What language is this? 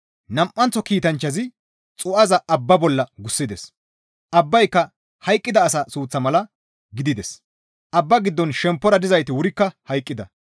Gamo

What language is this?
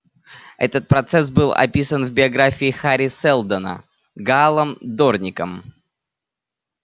Russian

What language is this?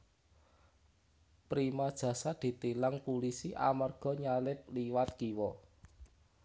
Javanese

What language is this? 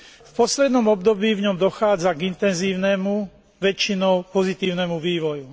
Slovak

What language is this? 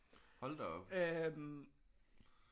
Danish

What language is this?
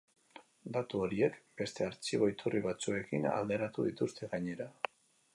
Basque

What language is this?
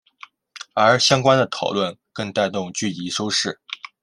Chinese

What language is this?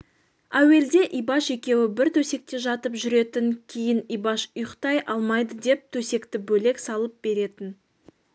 Kazakh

